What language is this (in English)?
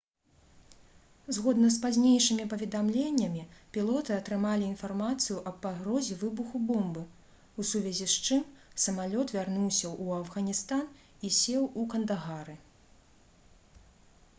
Belarusian